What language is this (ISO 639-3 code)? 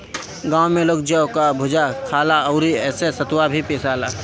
bho